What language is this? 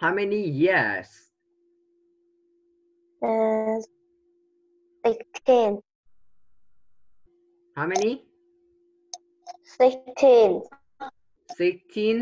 Vietnamese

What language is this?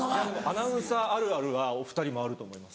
Japanese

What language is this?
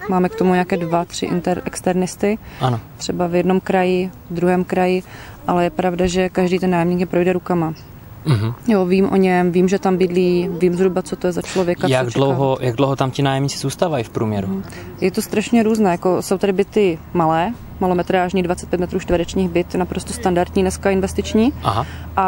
Czech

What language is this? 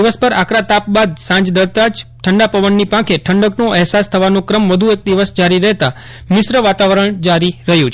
Gujarati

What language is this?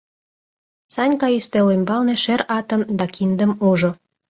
Mari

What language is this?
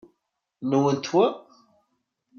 Kabyle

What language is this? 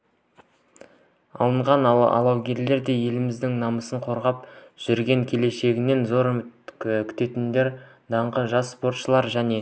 Kazakh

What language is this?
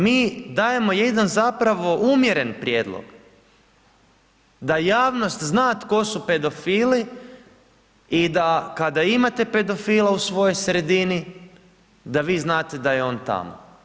Croatian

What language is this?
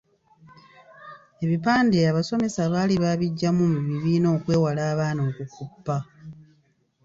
Ganda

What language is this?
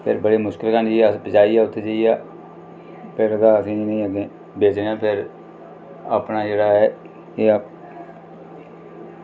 Dogri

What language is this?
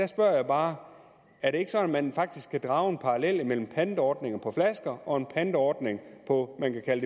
Danish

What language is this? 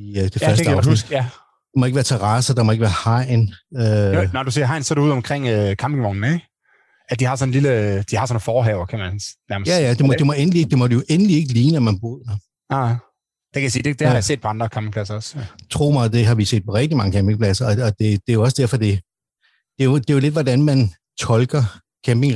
Danish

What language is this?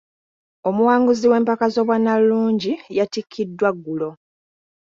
Ganda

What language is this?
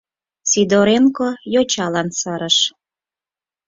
Mari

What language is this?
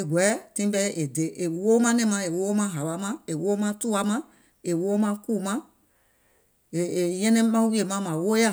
Gola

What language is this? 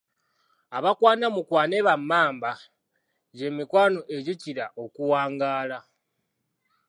Ganda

